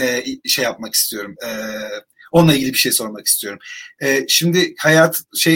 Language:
Turkish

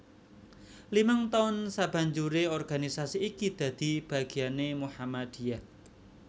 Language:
Javanese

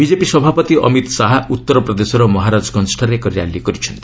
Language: Odia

